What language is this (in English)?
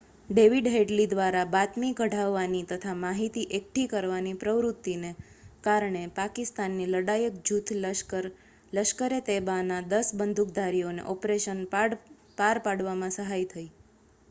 Gujarati